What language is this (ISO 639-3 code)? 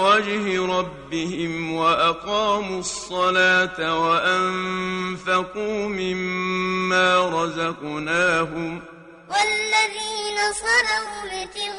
ara